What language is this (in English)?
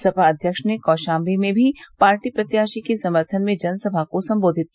Hindi